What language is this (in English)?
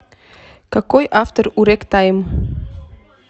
Russian